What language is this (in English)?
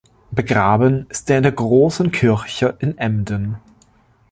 German